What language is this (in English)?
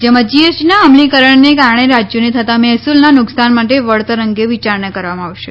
Gujarati